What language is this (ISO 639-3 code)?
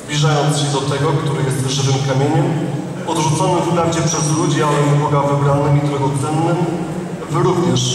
pol